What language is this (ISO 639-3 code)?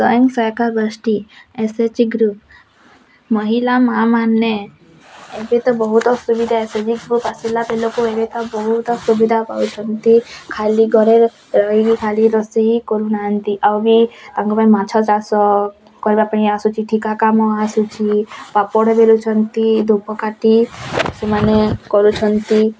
ori